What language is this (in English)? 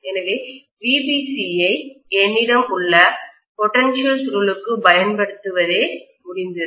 Tamil